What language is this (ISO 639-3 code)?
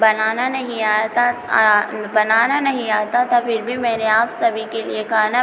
hin